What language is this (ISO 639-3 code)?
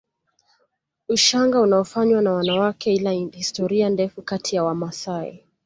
swa